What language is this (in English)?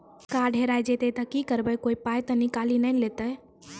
Maithili